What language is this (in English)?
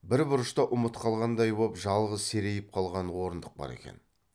Kazakh